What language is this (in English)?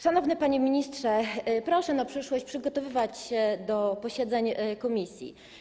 Polish